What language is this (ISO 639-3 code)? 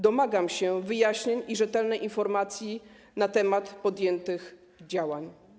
pol